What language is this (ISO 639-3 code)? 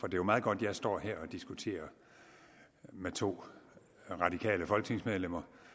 dan